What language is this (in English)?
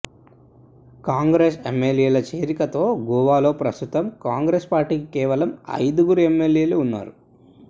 Telugu